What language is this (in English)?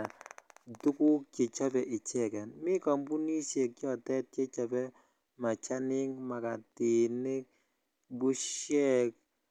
Kalenjin